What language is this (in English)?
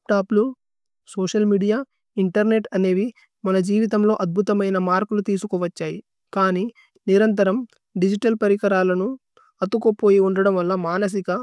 Tulu